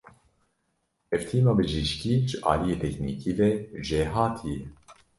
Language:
Kurdish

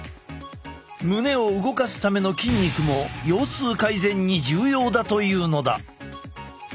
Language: Japanese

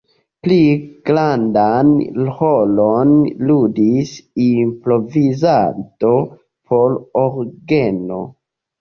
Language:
Esperanto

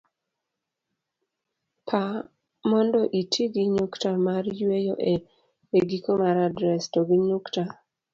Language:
Luo (Kenya and Tanzania)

